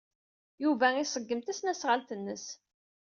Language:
Kabyle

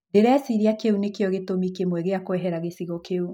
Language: Kikuyu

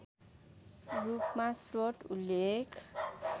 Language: Nepali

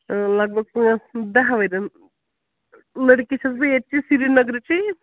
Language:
Kashmiri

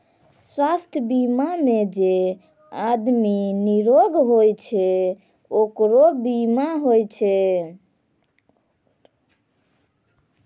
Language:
Maithili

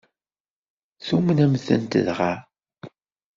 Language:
Kabyle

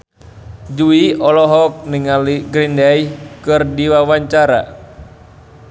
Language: Sundanese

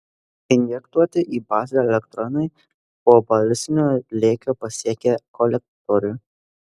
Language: Lithuanian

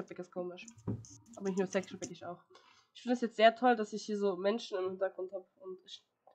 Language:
German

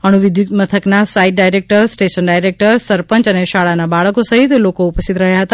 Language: Gujarati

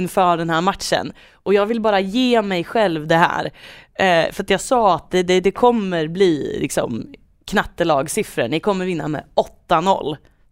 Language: Swedish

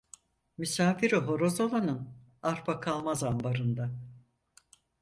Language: Turkish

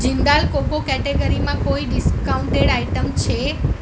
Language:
Gujarati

